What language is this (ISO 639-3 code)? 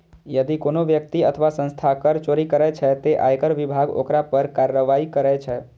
mai